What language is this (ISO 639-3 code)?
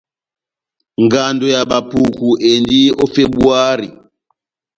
bnm